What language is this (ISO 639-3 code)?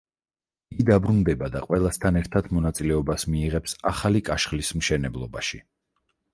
kat